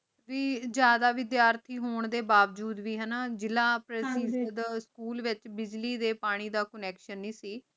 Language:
Punjabi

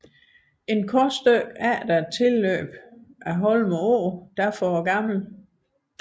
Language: Danish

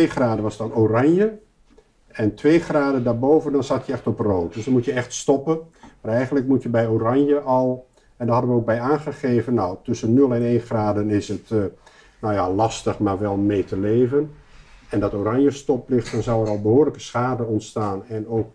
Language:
Dutch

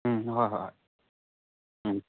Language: Manipuri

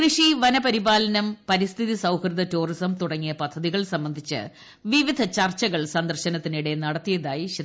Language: Malayalam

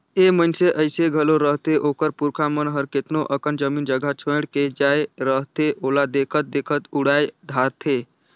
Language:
Chhattisgarhi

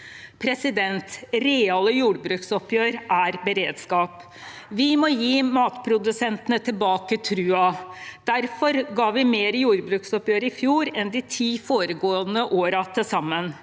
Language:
Norwegian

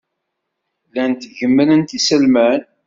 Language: Kabyle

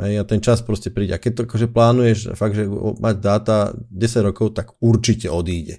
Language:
Slovak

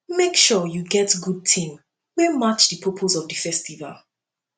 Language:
Nigerian Pidgin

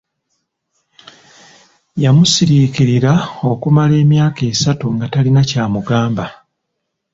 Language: Ganda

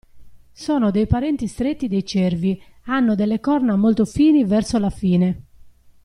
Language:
Italian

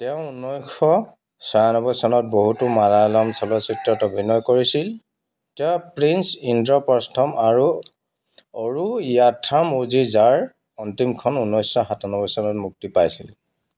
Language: Assamese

